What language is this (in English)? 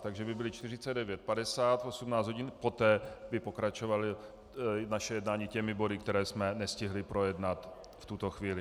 Czech